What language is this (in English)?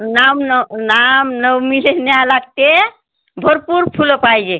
Marathi